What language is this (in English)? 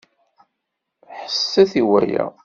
Kabyle